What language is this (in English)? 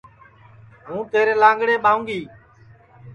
Sansi